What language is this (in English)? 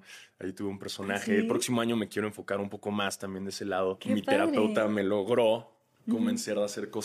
Spanish